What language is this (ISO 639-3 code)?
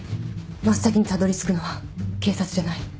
jpn